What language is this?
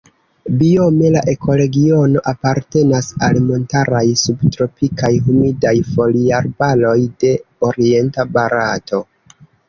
Esperanto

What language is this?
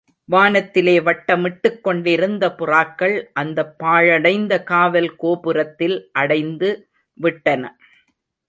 Tamil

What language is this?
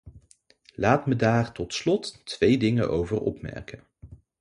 Dutch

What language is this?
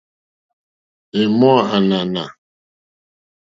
Mokpwe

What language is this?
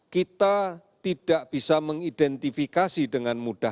Indonesian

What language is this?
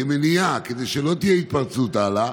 Hebrew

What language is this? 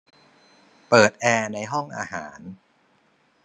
Thai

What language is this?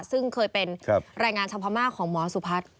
Thai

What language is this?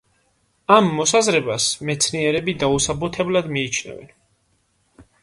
Georgian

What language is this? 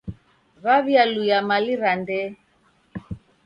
Taita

